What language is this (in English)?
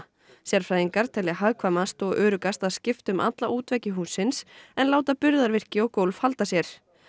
Icelandic